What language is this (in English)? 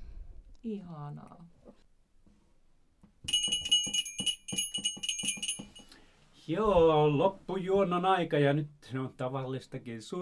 Finnish